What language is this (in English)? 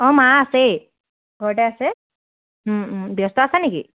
Assamese